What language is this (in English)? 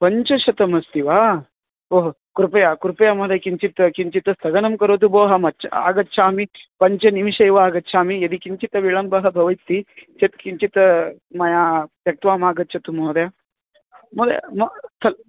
Sanskrit